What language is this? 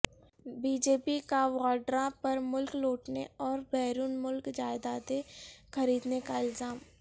Urdu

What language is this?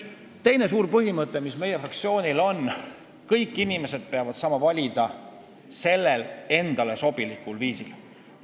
Estonian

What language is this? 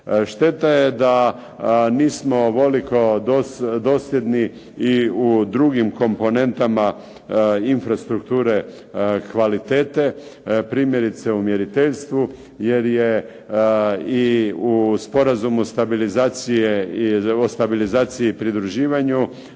Croatian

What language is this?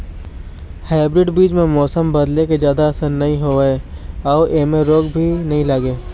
Chhattisgarhi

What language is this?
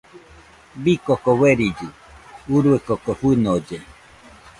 Nüpode Huitoto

